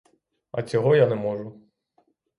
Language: Ukrainian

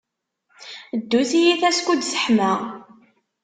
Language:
Kabyle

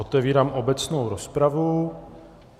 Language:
Czech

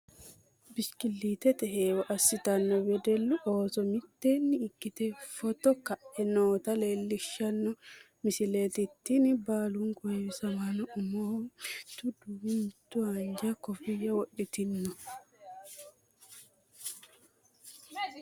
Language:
Sidamo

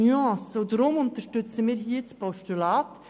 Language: Swiss German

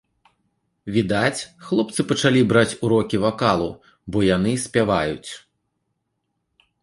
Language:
Belarusian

